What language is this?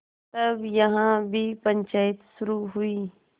Hindi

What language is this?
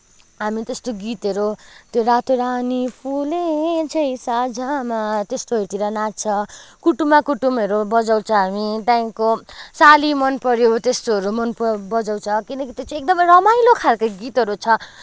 Nepali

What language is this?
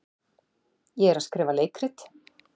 Icelandic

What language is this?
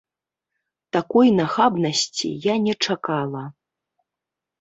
Belarusian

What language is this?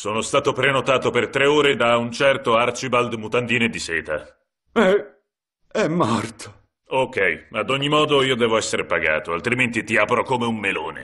Italian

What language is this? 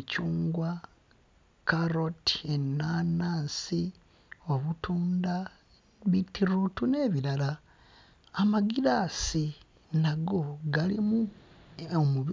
Ganda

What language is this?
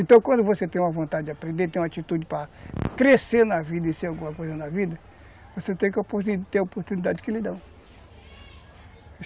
Portuguese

